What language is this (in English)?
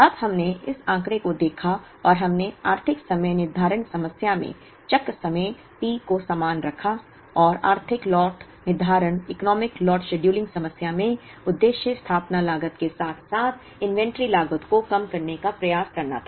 Hindi